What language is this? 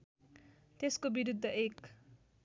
Nepali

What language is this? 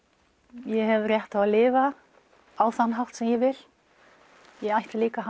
Icelandic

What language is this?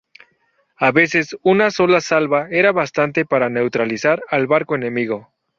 Spanish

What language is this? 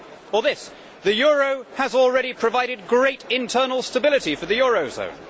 English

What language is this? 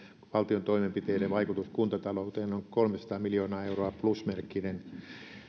Finnish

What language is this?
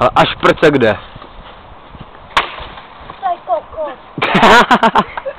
Czech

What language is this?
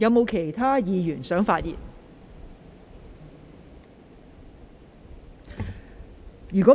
Cantonese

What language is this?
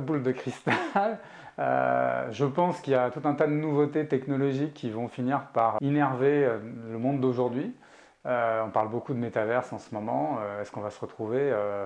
French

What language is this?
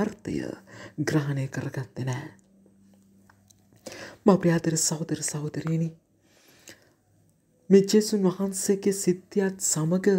Arabic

